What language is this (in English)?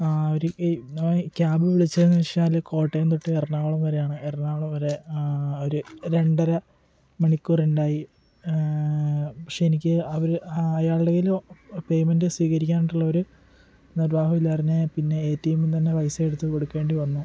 Malayalam